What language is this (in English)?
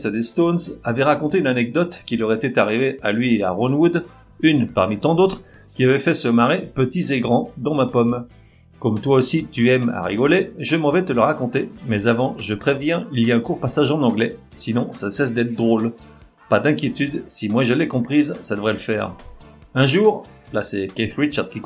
French